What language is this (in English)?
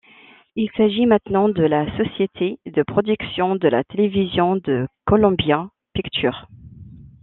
French